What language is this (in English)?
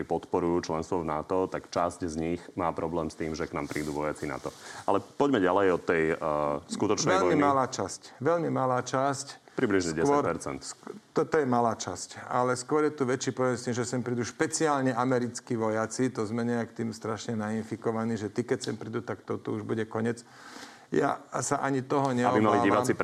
Slovak